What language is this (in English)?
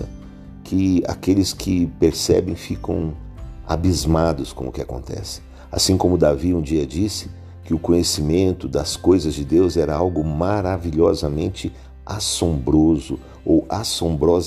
Portuguese